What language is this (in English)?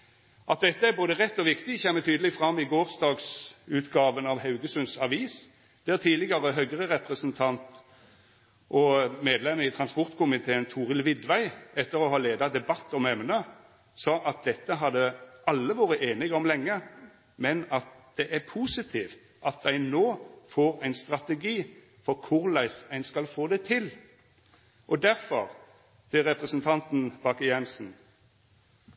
Norwegian Nynorsk